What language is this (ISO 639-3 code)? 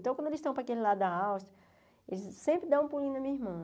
por